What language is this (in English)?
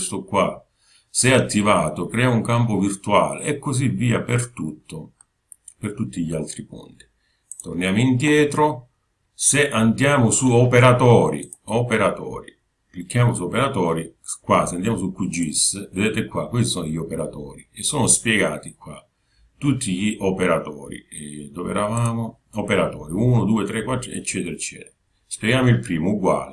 Italian